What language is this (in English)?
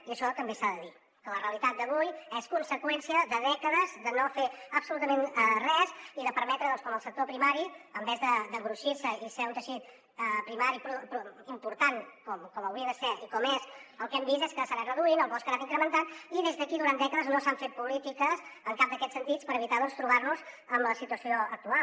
Catalan